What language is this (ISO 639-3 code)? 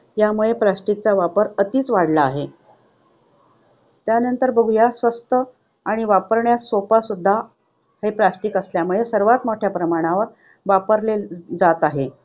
mar